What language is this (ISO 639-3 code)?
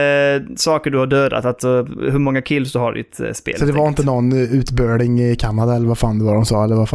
swe